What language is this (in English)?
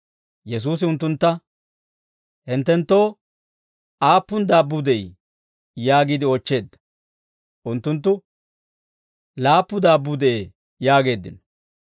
Dawro